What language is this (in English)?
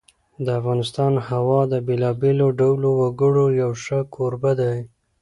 Pashto